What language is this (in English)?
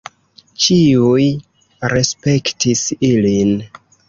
Esperanto